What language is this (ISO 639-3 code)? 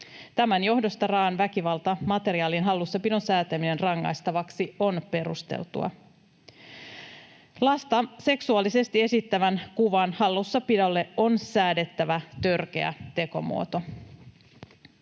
fin